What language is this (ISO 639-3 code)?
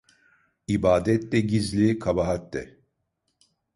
tur